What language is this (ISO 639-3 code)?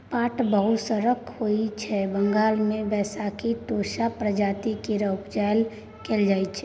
mai